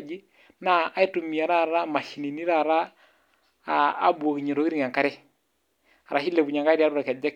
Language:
Masai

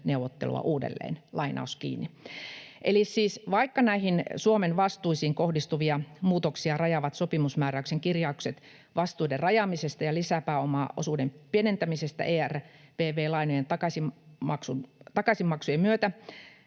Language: Finnish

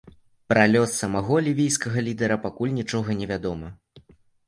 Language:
Belarusian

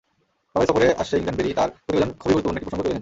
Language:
Bangla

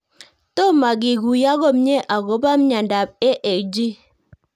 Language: Kalenjin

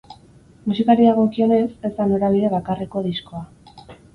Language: Basque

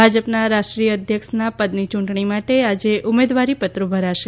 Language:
Gujarati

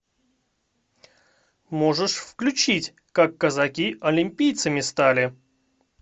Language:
Russian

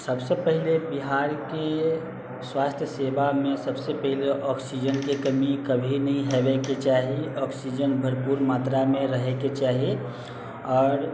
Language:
Maithili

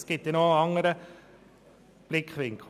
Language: Swiss German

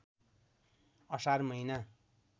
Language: Nepali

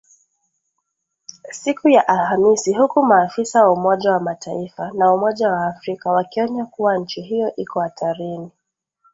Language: Swahili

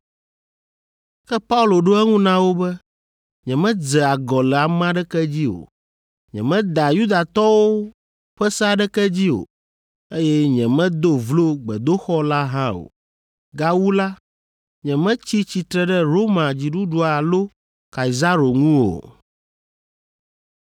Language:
Ewe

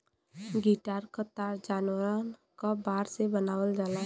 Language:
Bhojpuri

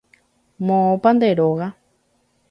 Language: Guarani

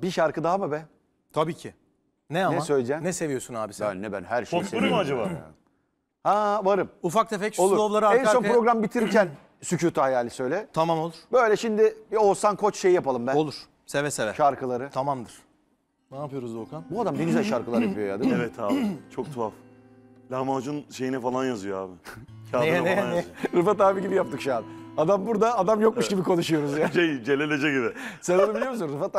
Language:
Turkish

